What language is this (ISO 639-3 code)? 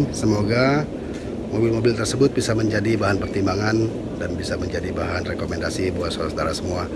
ind